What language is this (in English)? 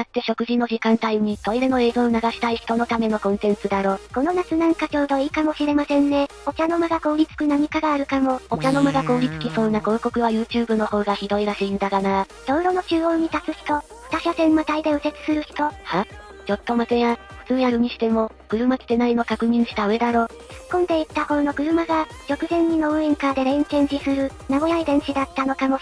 Japanese